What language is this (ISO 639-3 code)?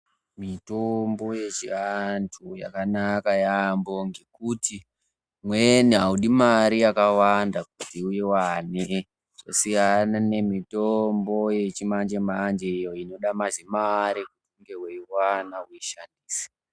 ndc